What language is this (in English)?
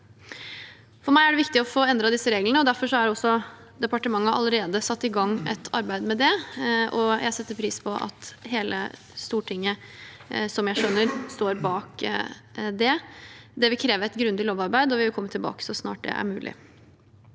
Norwegian